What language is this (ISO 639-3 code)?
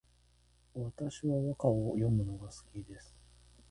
jpn